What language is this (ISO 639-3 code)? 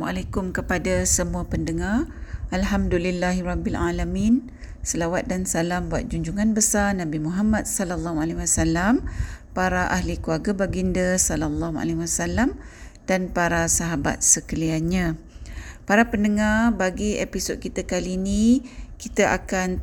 msa